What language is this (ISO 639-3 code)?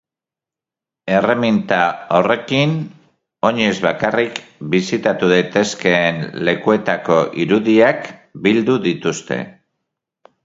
eus